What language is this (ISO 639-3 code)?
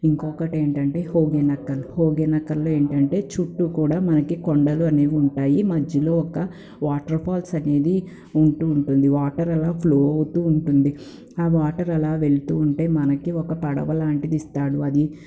tel